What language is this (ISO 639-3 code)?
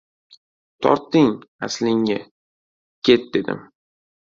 uzb